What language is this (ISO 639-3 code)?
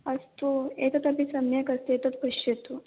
san